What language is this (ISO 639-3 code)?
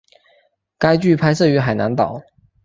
zho